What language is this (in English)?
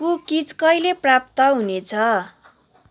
Nepali